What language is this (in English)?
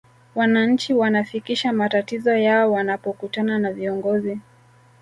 Swahili